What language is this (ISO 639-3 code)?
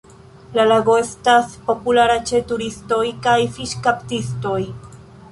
epo